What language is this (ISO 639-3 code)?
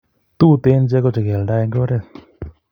kln